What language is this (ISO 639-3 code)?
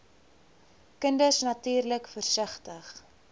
afr